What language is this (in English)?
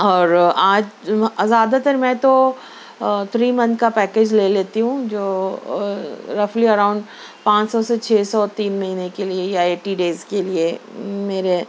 Urdu